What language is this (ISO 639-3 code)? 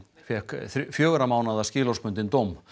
isl